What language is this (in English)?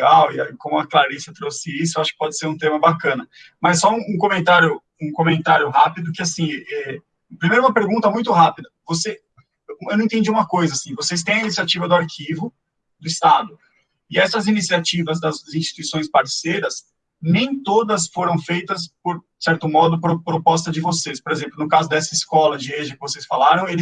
Portuguese